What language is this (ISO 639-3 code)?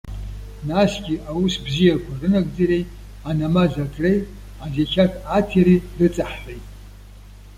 abk